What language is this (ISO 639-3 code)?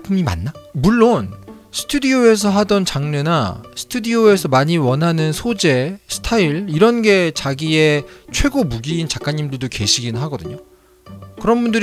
kor